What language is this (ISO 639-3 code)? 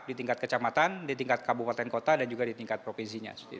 ind